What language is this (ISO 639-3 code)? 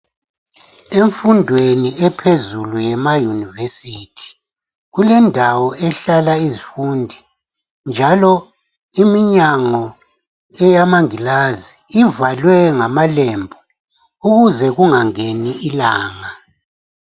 nde